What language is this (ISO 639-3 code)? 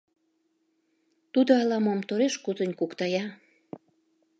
chm